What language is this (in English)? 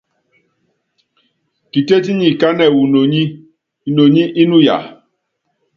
Yangben